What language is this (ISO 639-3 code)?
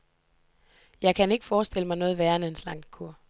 dan